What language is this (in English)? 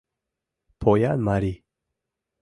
Mari